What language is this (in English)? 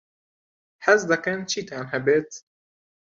Central Kurdish